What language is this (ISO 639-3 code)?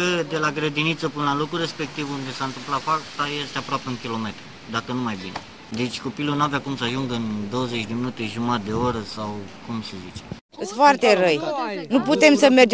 ron